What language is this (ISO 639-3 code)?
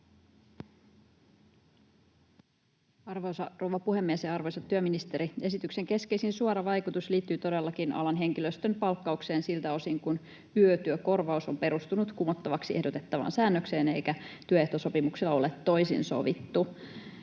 fin